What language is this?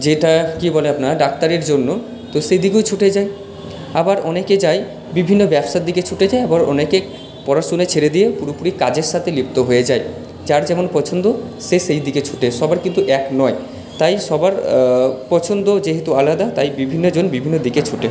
Bangla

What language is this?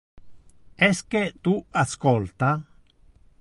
Interlingua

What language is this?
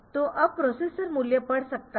Hindi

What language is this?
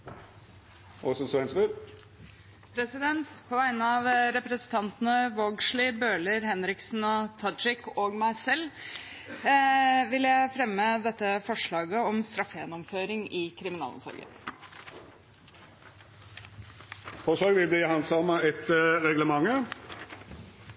Norwegian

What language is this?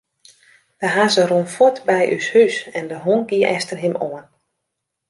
Western Frisian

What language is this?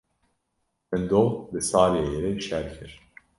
Kurdish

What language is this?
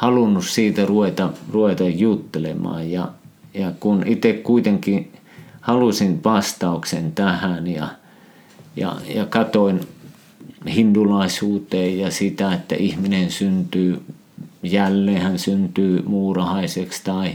Finnish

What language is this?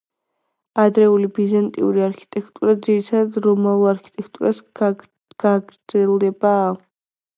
Georgian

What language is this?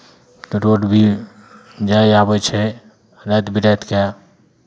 Maithili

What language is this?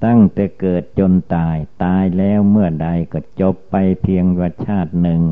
Thai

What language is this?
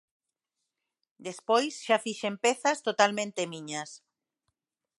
Galician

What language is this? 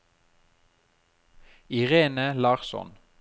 Norwegian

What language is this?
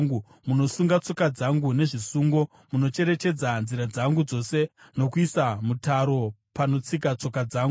Shona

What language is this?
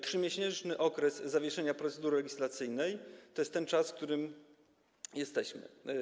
Polish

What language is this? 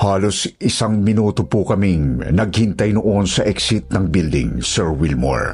Filipino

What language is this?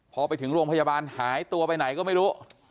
Thai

